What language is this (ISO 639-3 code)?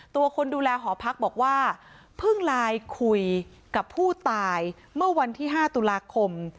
tha